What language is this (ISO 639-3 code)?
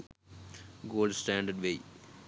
sin